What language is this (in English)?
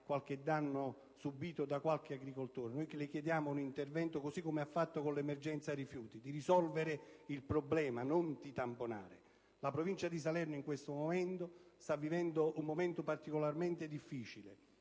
Italian